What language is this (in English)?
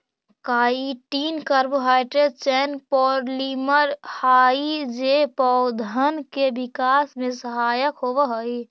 Magahi